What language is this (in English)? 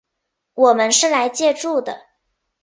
Chinese